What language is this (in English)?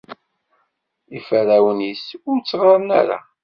Kabyle